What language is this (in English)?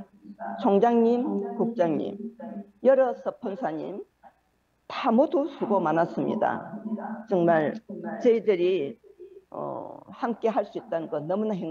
Korean